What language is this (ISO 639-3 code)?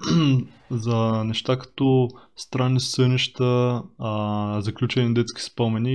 bul